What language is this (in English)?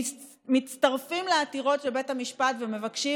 Hebrew